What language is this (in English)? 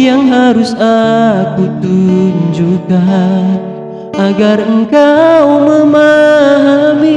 Indonesian